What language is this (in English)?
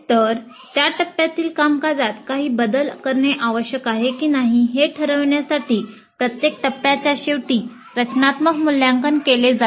Marathi